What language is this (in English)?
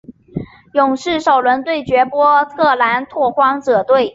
Chinese